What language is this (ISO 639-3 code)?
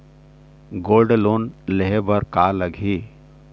hne